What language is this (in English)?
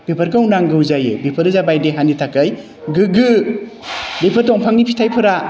Bodo